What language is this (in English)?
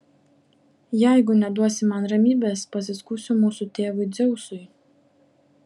Lithuanian